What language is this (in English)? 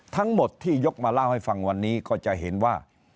Thai